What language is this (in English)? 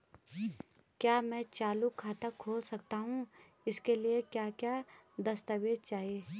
Hindi